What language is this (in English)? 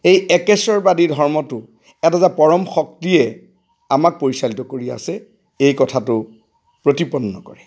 Assamese